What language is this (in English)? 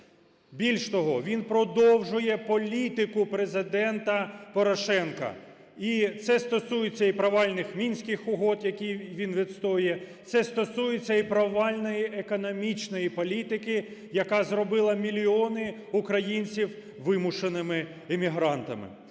Ukrainian